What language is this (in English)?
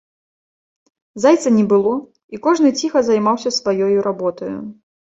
Belarusian